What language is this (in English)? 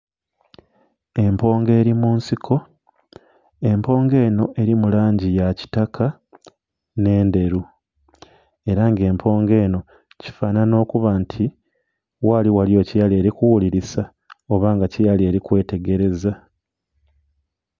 Soga